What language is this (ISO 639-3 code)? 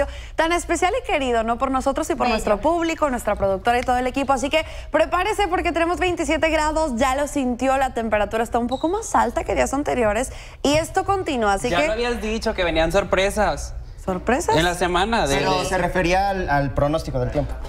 spa